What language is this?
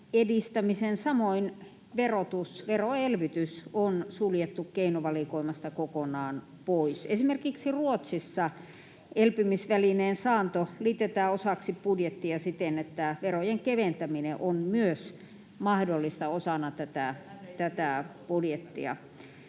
Finnish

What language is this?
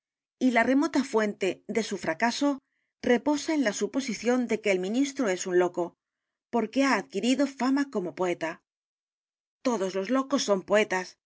Spanish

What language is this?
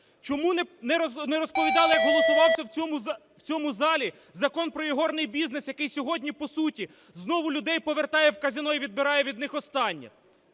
Ukrainian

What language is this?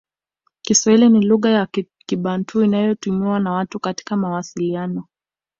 Swahili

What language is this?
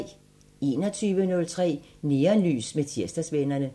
Danish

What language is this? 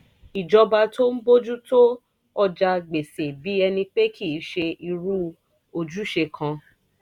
Yoruba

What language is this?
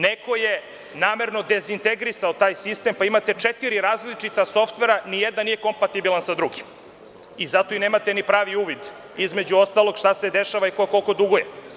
Serbian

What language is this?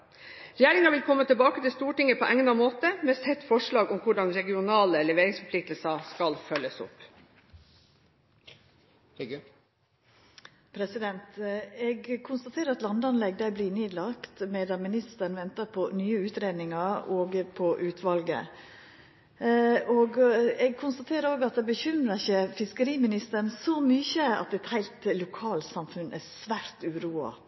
Norwegian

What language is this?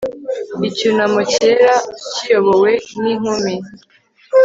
Kinyarwanda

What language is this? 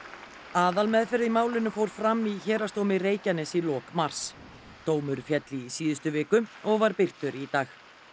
Icelandic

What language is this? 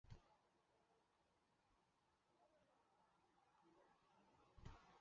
Chinese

